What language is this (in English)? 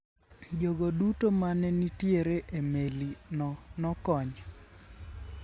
Luo (Kenya and Tanzania)